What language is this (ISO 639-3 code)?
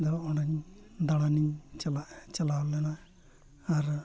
sat